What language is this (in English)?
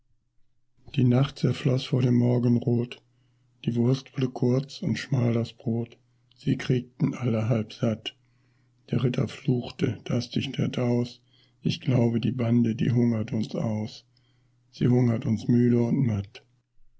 German